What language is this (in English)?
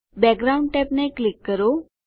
Gujarati